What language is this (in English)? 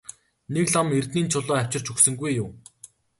Mongolian